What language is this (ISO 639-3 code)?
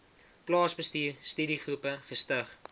afr